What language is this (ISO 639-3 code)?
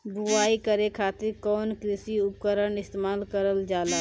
bho